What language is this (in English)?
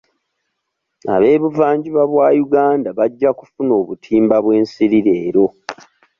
Ganda